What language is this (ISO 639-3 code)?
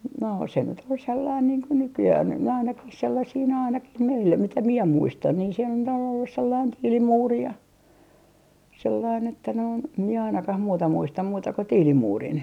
fin